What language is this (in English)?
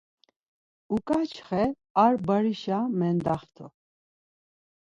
Laz